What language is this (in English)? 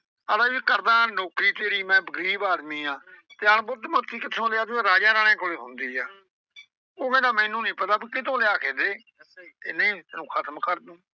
Punjabi